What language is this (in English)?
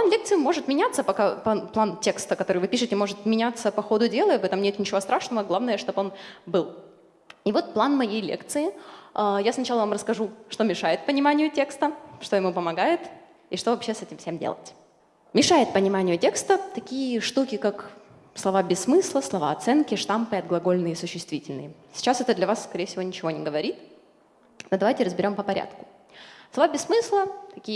Russian